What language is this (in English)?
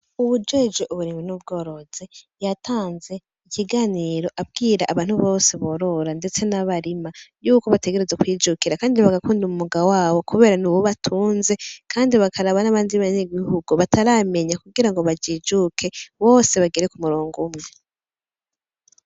Rundi